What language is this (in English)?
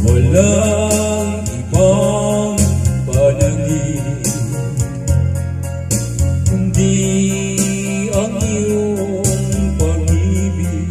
Thai